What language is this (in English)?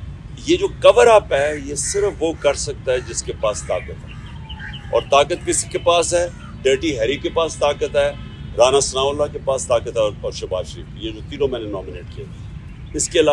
Urdu